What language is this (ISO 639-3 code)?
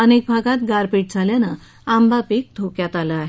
mar